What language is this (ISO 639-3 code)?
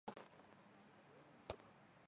zho